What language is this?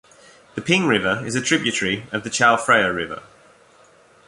English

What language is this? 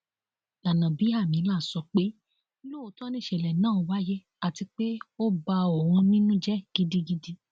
Yoruba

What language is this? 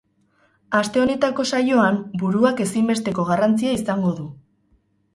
Basque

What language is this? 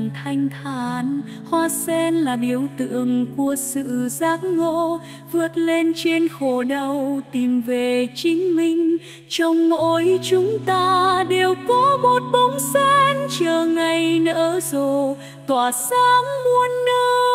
Vietnamese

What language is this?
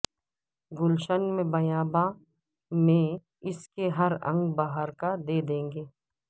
Urdu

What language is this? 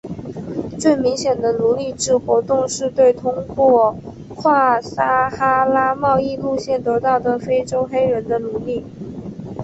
Chinese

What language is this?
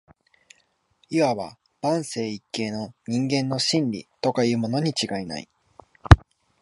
Japanese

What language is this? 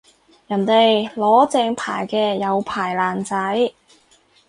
Cantonese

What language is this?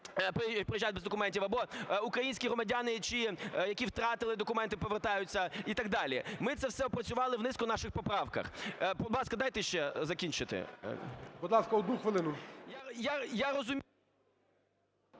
Ukrainian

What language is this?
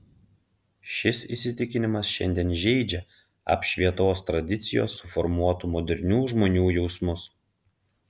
Lithuanian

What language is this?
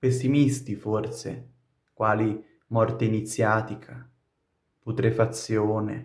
Italian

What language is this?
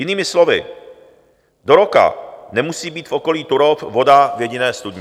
Czech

